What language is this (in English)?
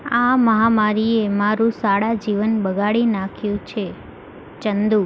Gujarati